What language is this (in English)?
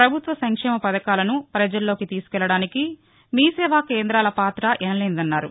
Telugu